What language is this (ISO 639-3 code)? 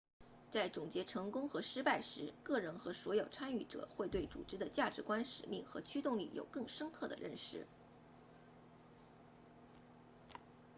zho